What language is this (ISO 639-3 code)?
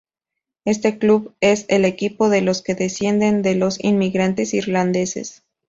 spa